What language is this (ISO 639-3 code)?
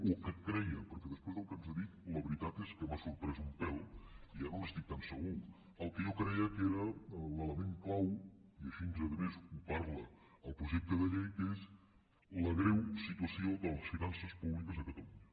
cat